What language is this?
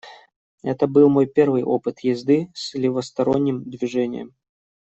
Russian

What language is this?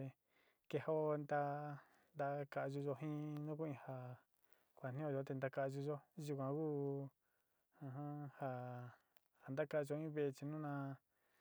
Sinicahua Mixtec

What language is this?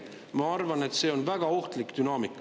Estonian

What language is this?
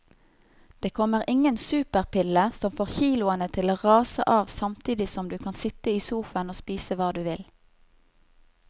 Norwegian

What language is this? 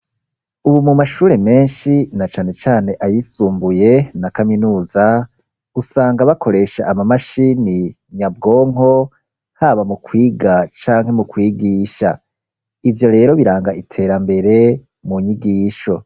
Rundi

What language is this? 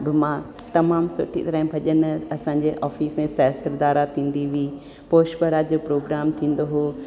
Sindhi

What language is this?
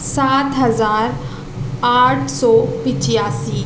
Urdu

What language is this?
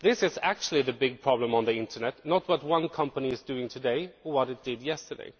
English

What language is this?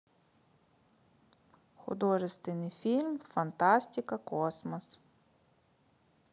Russian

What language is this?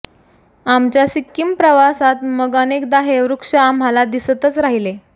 Marathi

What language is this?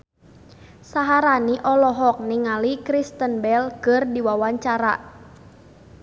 Sundanese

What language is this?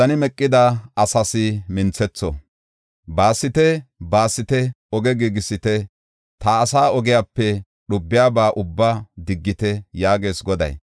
Gofa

